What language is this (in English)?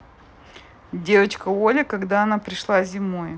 Russian